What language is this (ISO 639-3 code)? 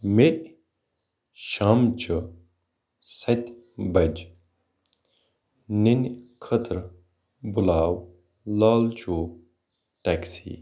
kas